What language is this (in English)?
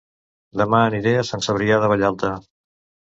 Catalan